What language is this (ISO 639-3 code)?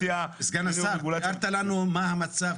heb